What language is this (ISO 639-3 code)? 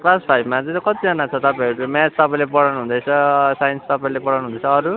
nep